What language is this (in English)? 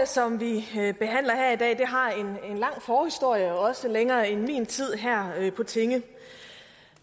Danish